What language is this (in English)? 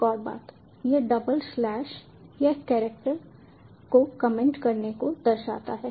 Hindi